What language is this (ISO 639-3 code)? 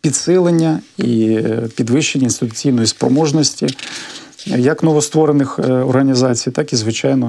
ukr